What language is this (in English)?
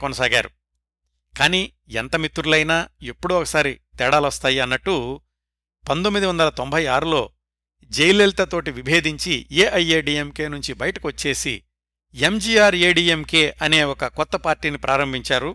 Telugu